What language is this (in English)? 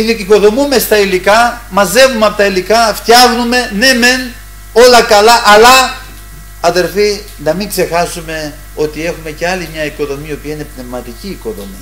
Greek